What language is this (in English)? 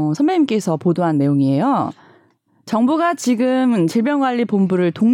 Korean